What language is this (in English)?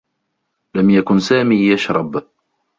Arabic